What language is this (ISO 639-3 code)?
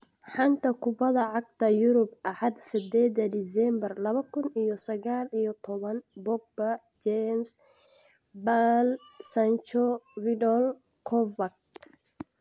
som